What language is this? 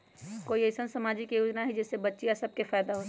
Magahi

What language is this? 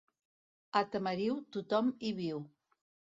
Catalan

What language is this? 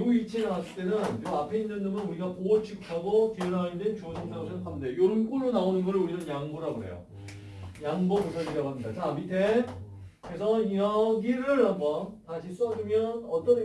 Korean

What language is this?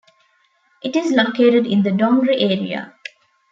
English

